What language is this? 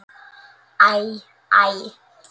Icelandic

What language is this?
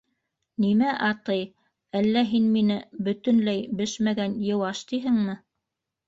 Bashkir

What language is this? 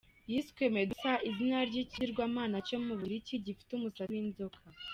Kinyarwanda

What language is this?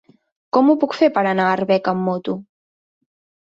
Catalan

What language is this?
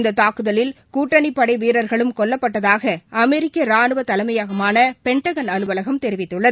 Tamil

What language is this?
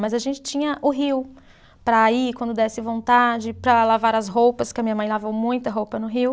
Portuguese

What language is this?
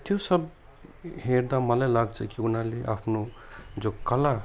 Nepali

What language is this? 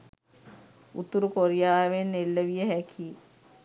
Sinhala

